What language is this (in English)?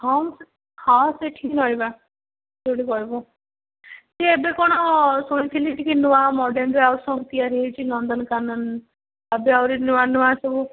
Odia